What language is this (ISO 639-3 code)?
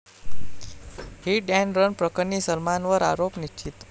mar